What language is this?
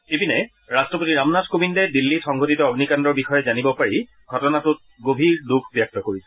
Assamese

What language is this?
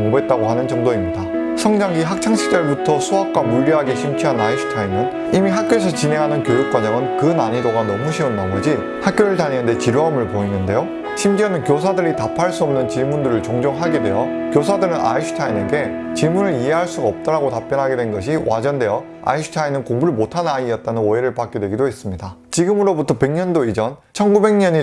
Korean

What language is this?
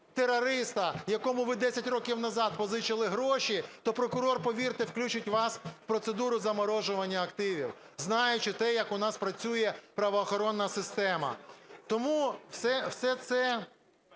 Ukrainian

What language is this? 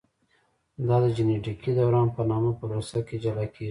Pashto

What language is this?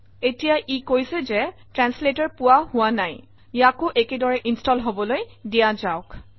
Assamese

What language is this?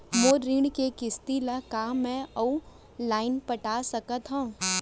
Chhattisgarhi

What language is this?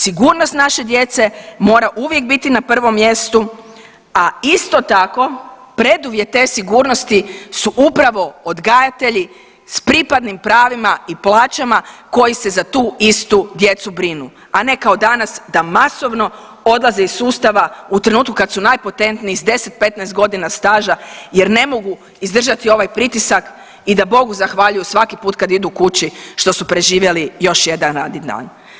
Croatian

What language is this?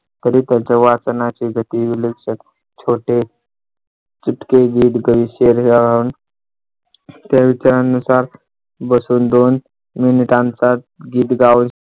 Marathi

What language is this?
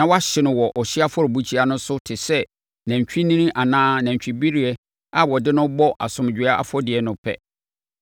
Akan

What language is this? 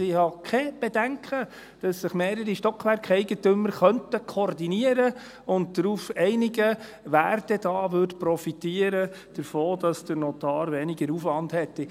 Swiss German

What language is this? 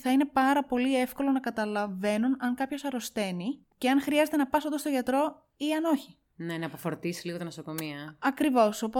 Greek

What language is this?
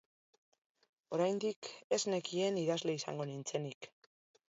Basque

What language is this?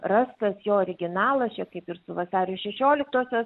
Lithuanian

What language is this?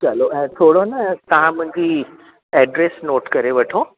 Sindhi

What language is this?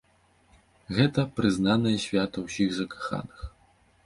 Belarusian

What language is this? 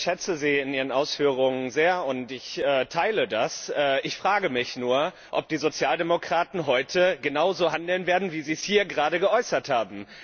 German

